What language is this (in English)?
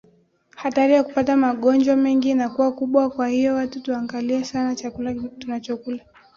Swahili